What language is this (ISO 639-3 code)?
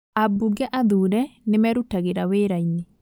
kik